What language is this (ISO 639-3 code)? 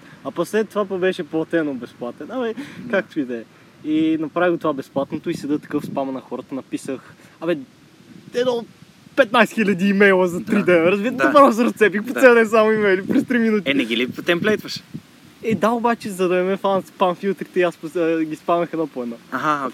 bul